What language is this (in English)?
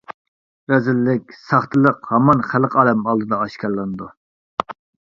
Uyghur